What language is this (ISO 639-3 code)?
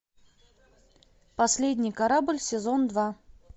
rus